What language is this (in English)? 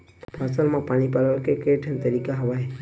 Chhattisgarhi